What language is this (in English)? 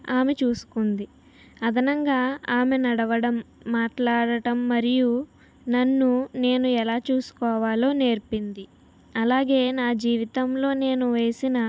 Telugu